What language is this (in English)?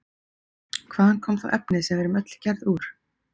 Icelandic